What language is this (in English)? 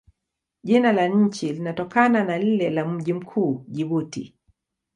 Swahili